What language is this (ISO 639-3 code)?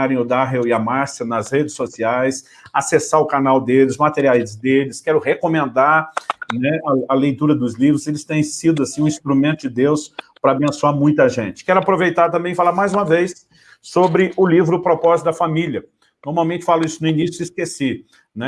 por